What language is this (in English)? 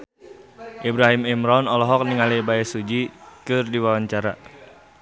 Sundanese